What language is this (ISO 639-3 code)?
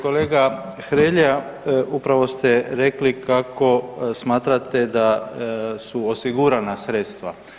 hrv